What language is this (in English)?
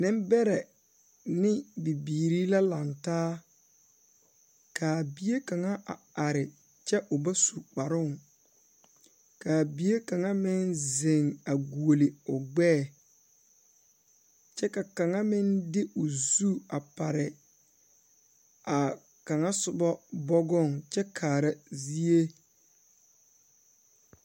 Southern Dagaare